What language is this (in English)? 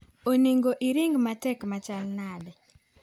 Luo (Kenya and Tanzania)